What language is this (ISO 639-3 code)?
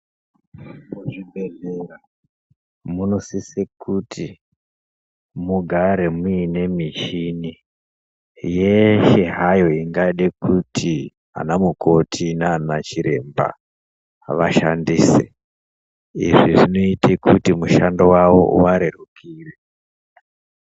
ndc